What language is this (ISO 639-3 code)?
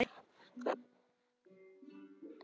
isl